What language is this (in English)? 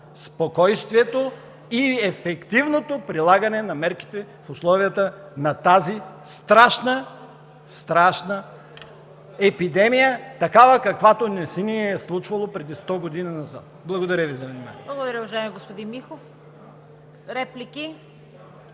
Bulgarian